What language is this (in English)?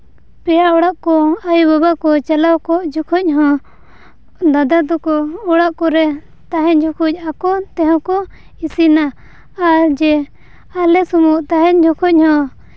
Santali